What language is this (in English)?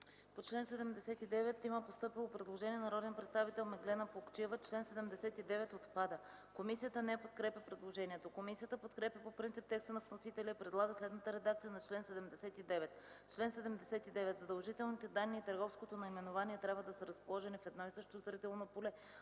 Bulgarian